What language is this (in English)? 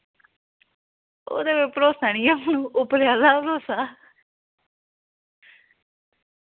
Dogri